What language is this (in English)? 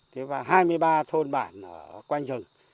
Vietnamese